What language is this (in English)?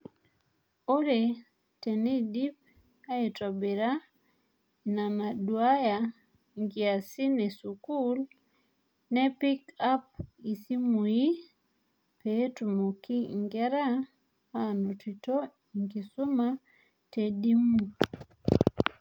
Masai